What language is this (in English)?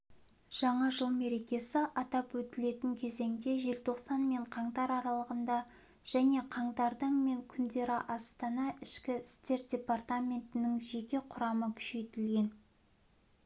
Kazakh